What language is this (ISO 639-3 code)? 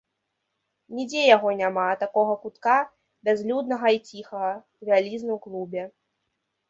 bel